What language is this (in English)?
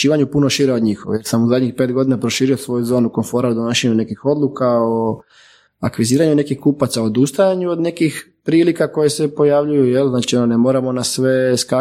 Croatian